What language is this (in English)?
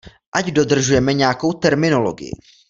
Czech